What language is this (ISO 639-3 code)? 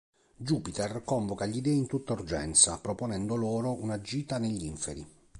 ita